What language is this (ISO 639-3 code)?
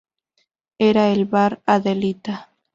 spa